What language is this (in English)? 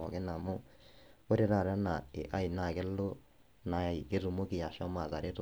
Masai